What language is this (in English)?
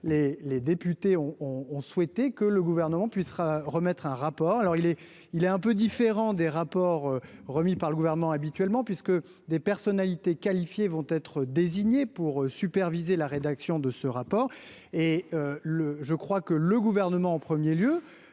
French